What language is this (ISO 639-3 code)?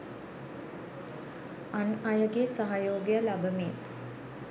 sin